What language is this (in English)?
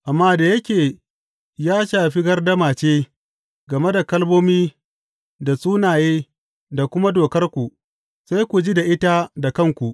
Hausa